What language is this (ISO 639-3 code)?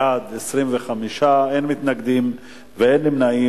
heb